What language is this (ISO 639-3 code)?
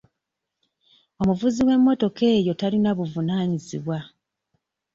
lug